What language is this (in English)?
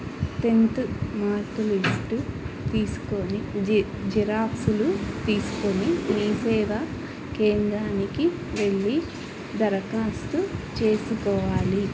Telugu